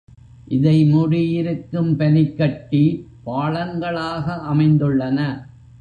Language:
Tamil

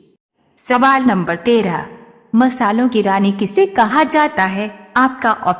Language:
Hindi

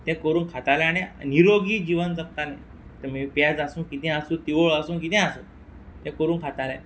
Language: Konkani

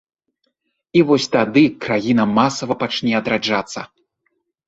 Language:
Belarusian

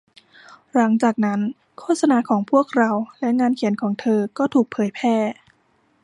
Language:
Thai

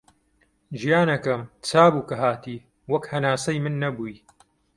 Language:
Central Kurdish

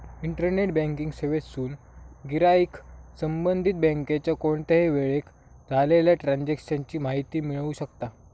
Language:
Marathi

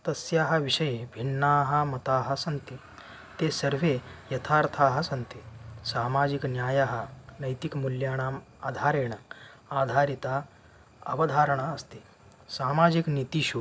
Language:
Sanskrit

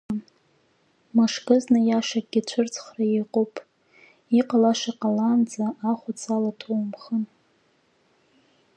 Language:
Abkhazian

